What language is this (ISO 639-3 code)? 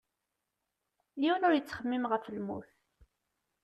kab